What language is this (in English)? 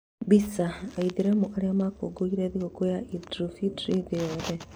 Kikuyu